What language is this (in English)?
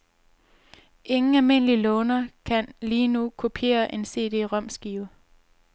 Danish